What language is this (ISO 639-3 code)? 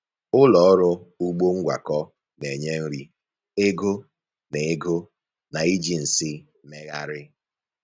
ibo